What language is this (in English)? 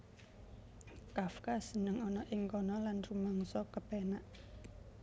Javanese